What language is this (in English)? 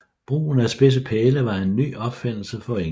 Danish